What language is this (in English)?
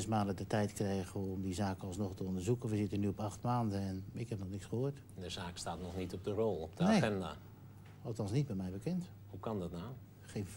Dutch